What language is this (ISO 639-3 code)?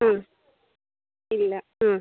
mal